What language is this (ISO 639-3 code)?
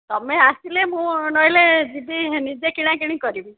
ori